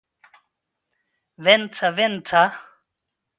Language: Swedish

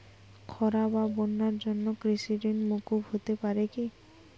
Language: Bangla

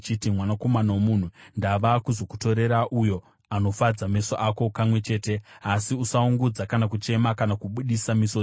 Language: Shona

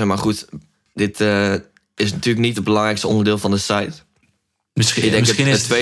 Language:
Dutch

